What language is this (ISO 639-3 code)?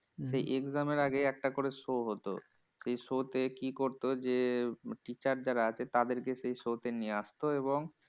ben